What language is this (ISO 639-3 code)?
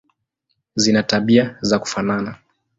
swa